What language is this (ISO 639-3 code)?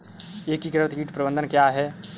hin